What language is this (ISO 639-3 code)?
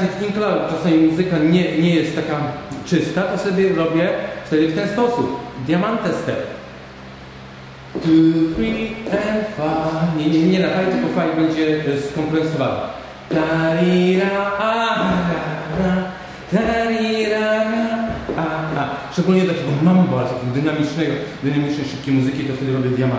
pol